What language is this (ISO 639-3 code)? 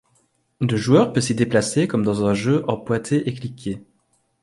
fra